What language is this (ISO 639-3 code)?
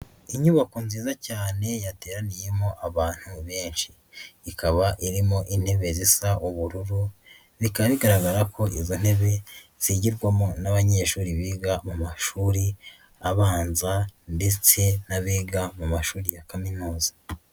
kin